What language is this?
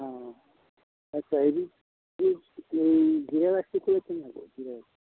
Assamese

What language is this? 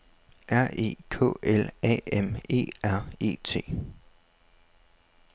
Danish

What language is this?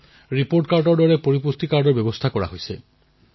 Assamese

